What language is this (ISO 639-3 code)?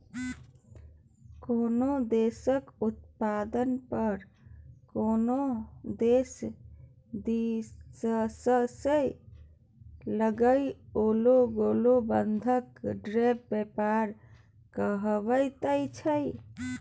mai